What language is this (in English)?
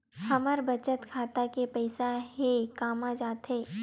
Chhattisgarhi